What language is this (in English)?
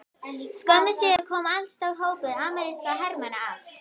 Icelandic